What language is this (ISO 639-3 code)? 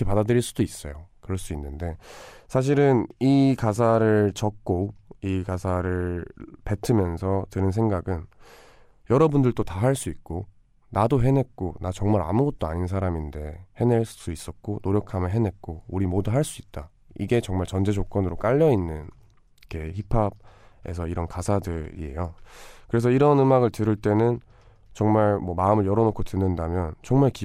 kor